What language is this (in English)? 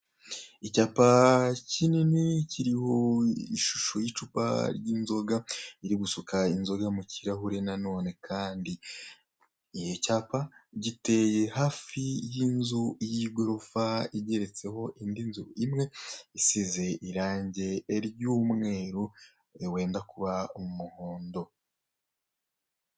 Kinyarwanda